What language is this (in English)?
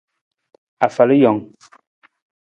Nawdm